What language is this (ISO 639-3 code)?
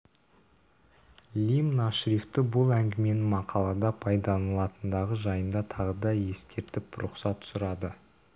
kaz